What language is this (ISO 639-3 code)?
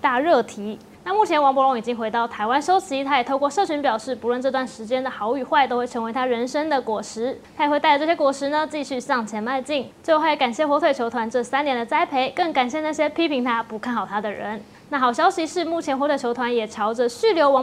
zho